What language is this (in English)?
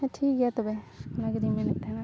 Santali